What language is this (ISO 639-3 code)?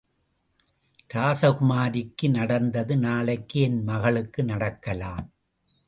tam